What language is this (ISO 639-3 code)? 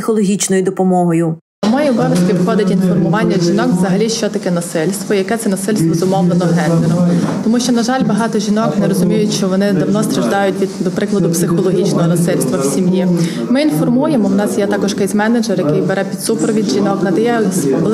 ukr